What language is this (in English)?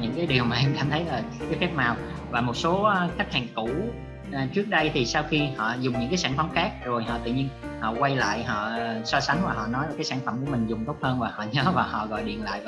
Vietnamese